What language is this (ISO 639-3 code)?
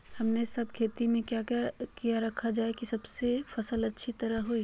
mag